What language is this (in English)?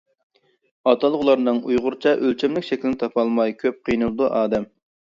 Uyghur